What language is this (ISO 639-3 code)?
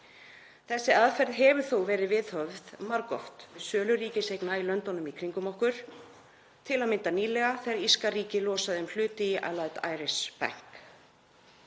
isl